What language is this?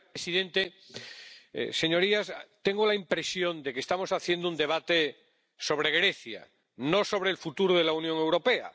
Spanish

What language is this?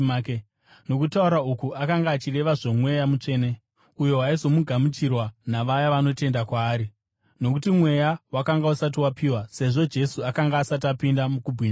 Shona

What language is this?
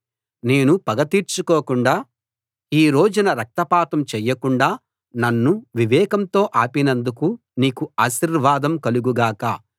Telugu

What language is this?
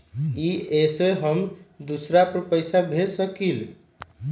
Magahi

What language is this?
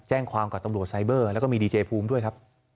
Thai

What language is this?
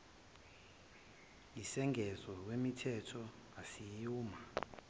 Zulu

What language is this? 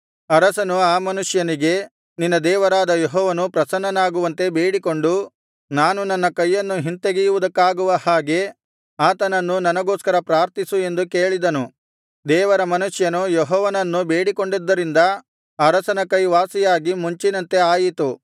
Kannada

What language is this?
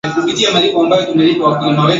Swahili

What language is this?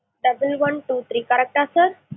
Tamil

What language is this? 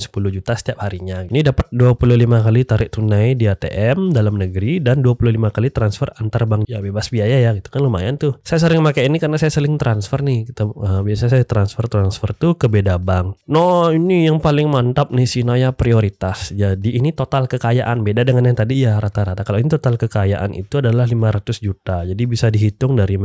Indonesian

